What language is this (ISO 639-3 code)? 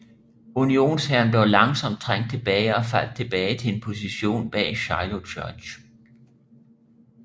dan